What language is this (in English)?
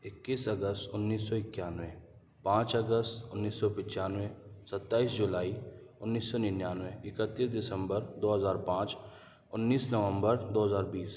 Urdu